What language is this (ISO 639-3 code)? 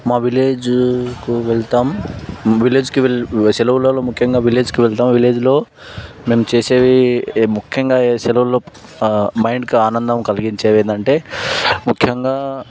tel